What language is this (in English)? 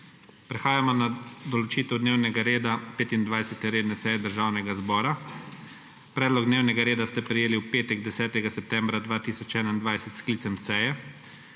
Slovenian